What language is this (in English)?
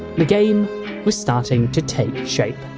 English